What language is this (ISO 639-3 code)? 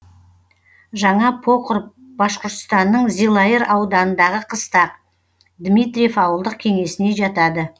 kaz